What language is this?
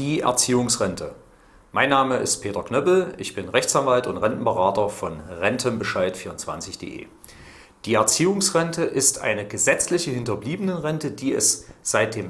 German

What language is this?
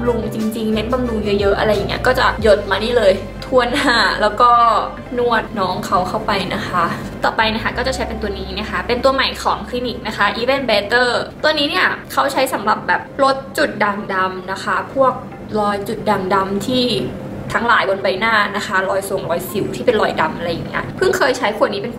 Thai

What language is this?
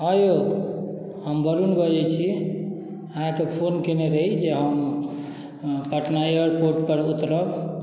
Maithili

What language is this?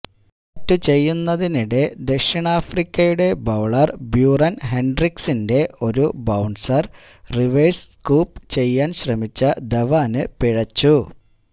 Malayalam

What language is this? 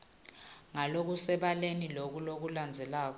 Swati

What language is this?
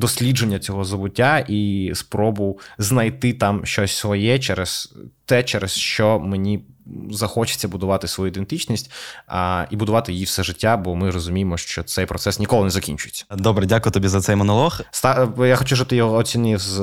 Ukrainian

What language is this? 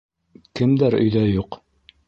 Bashkir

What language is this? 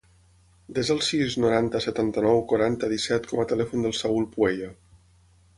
Catalan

